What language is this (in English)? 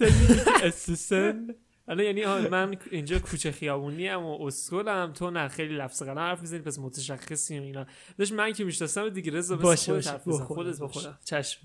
Persian